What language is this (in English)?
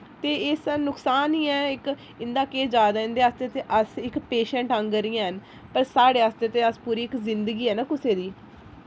Dogri